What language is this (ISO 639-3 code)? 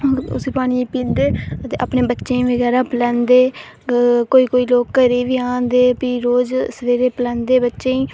doi